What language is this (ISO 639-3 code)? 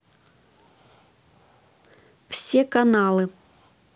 rus